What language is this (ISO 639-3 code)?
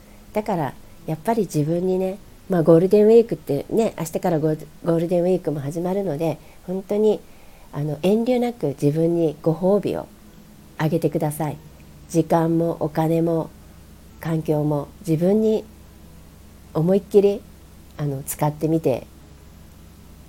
jpn